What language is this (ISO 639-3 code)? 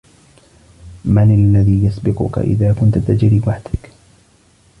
ara